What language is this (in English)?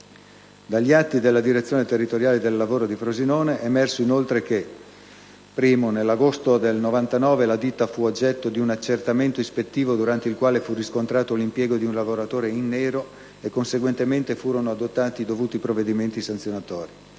Italian